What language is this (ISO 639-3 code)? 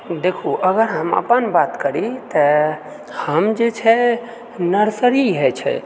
mai